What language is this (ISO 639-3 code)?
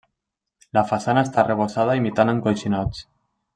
cat